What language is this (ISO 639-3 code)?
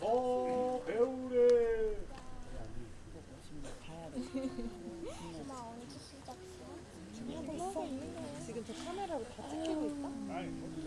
kor